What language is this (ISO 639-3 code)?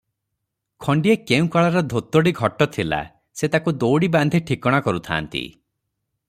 ori